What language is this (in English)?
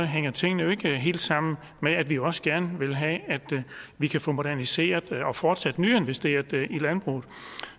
Danish